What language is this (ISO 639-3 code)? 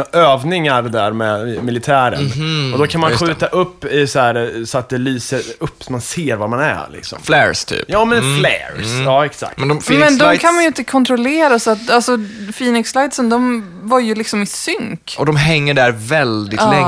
swe